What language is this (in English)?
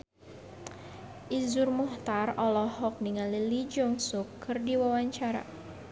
Sundanese